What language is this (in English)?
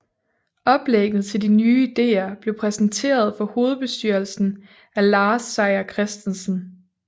Danish